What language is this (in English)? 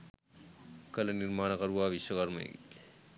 Sinhala